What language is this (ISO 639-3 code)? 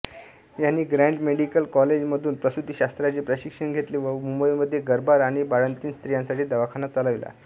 mar